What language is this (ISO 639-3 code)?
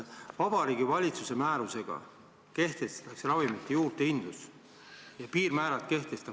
est